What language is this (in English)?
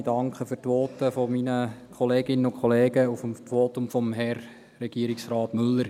Swiss German